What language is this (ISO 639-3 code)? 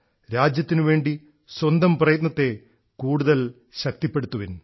mal